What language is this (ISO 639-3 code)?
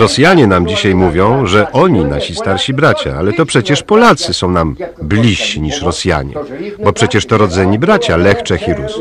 pol